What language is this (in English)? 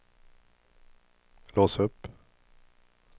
Swedish